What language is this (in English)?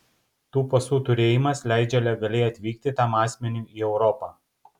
Lithuanian